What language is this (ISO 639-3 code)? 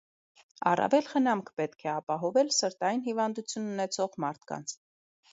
hye